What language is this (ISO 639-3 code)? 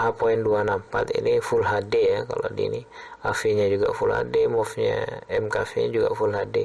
ind